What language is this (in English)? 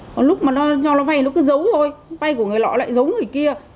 Vietnamese